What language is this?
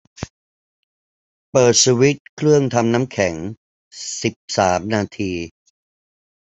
Thai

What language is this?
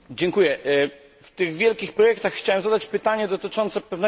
Polish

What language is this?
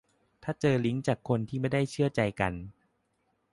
Thai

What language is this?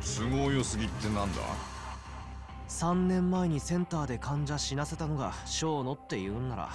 Japanese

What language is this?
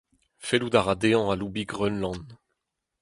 Breton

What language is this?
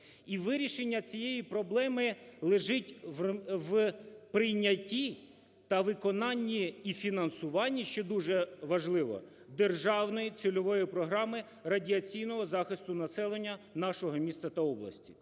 Ukrainian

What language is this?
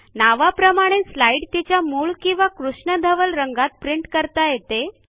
Marathi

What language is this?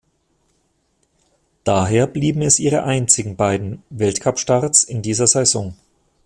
German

